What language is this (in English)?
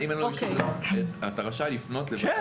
Hebrew